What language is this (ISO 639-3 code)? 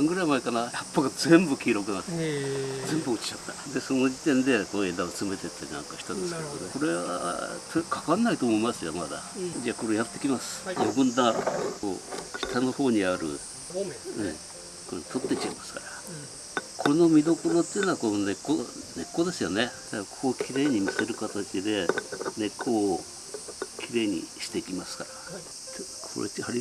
jpn